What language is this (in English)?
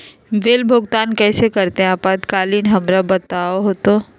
Magahi